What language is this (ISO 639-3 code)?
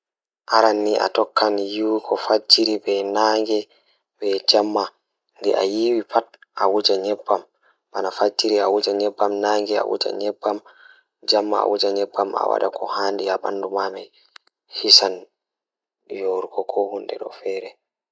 ful